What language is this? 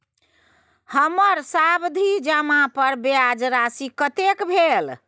Maithili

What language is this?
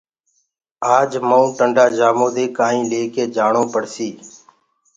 Gurgula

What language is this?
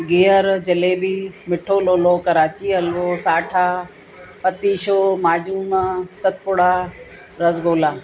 Sindhi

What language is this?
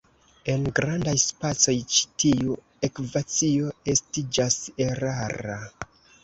Esperanto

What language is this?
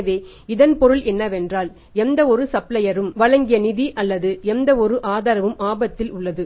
Tamil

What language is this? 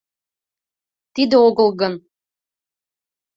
Mari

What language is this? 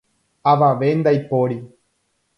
Guarani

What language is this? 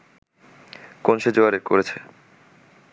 Bangla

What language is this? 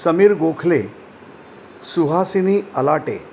Marathi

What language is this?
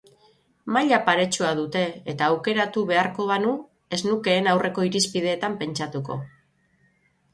Basque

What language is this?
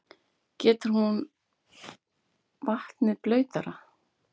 Icelandic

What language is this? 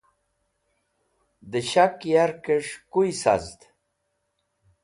Wakhi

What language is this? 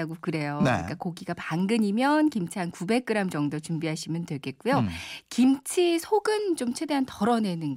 Korean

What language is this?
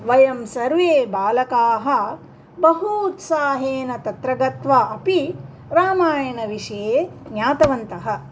Sanskrit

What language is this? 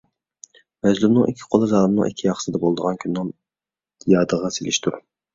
Uyghur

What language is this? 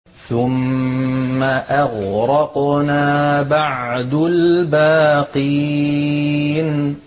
Arabic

